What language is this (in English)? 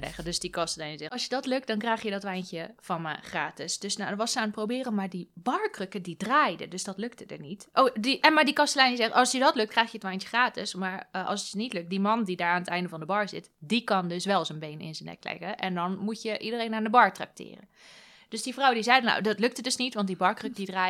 Dutch